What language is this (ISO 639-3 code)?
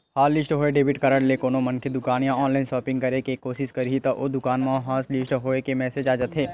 hne